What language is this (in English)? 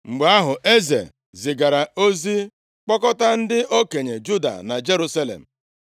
Igbo